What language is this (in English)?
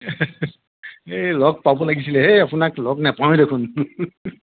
Assamese